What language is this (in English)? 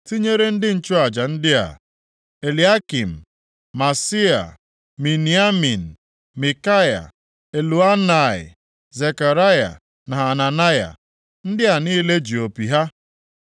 Igbo